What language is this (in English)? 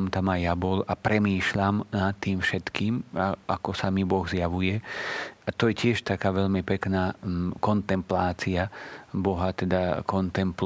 Slovak